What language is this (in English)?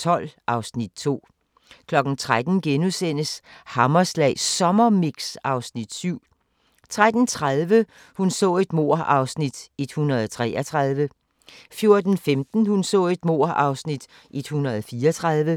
Danish